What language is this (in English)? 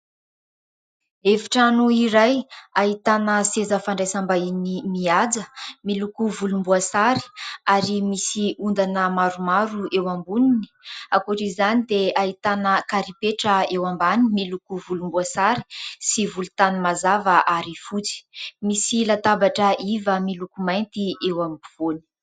Malagasy